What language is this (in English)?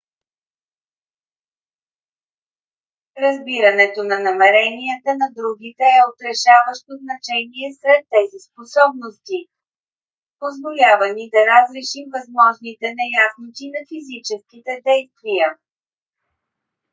Bulgarian